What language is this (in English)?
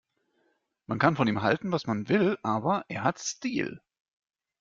German